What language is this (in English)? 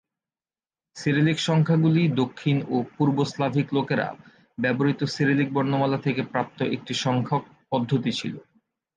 Bangla